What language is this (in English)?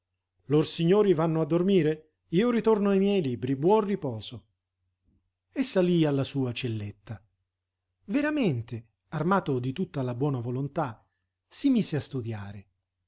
Italian